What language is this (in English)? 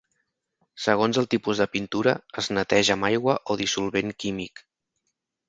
Catalan